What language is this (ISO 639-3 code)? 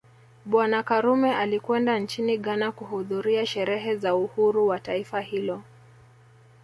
swa